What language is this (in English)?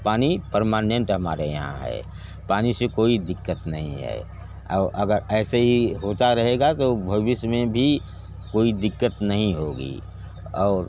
Hindi